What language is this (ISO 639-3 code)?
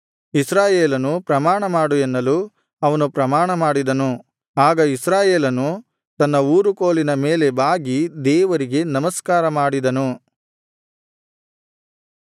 kan